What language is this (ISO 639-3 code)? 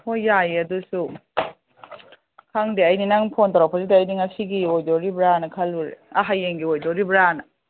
mni